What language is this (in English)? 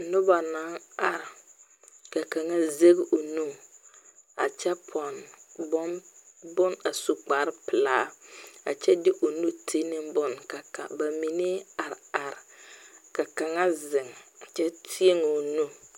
Southern Dagaare